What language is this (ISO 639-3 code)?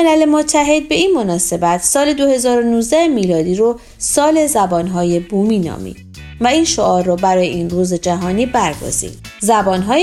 fas